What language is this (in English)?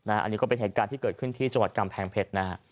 Thai